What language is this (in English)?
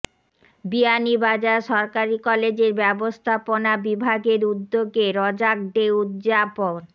Bangla